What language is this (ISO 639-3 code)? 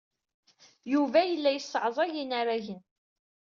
kab